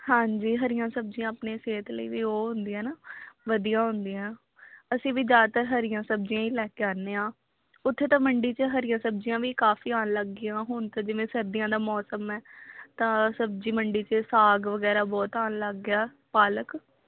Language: Punjabi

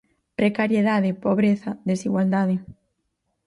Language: Galician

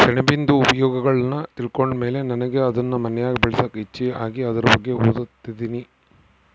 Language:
Kannada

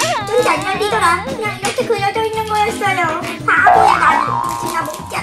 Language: Korean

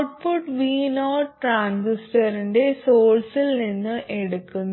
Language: Malayalam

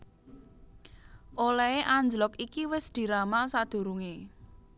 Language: Javanese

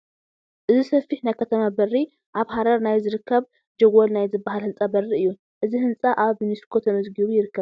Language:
Tigrinya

